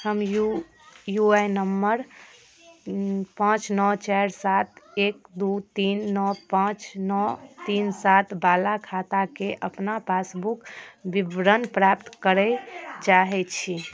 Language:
Maithili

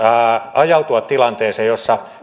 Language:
Finnish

